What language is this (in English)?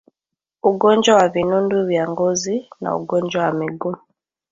Swahili